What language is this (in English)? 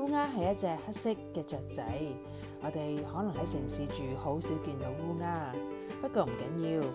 Chinese